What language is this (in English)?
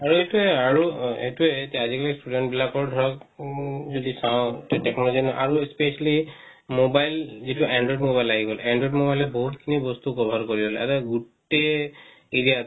Assamese